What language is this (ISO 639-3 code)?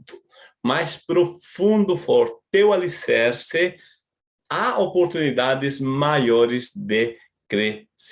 por